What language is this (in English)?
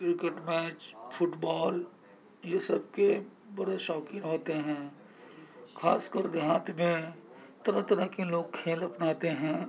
Urdu